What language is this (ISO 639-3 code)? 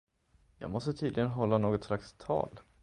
swe